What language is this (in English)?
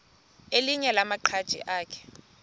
Xhosa